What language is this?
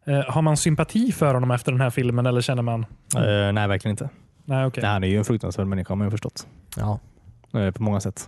Swedish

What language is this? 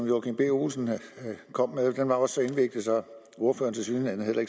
Danish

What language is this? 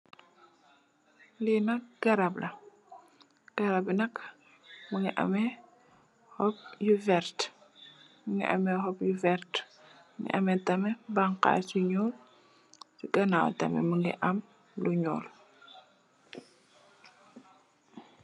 Wolof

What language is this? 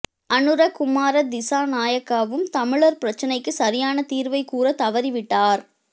Tamil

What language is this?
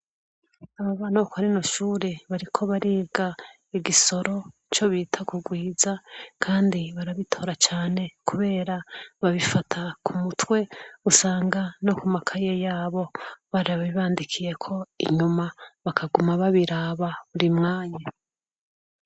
Rundi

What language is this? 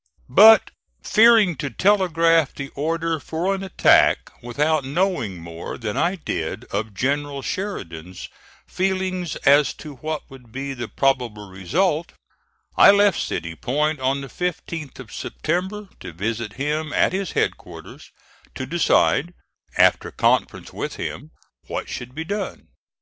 English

